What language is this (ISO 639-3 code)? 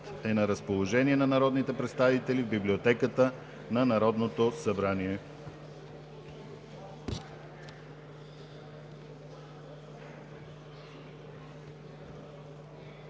bul